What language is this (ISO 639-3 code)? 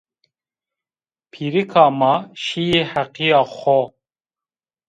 zza